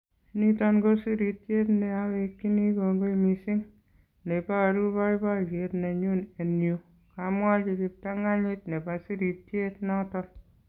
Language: Kalenjin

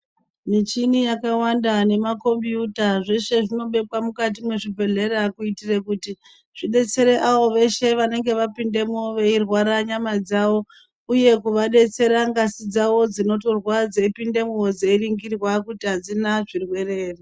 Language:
Ndau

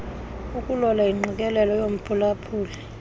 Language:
Xhosa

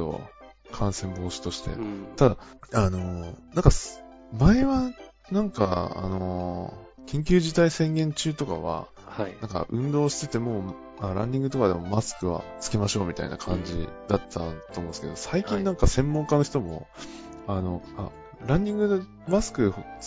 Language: Japanese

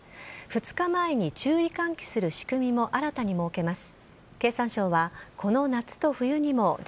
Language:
Japanese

